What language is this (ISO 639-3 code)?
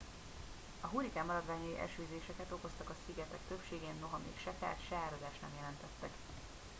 hun